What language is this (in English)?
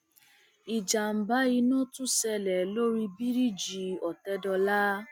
Yoruba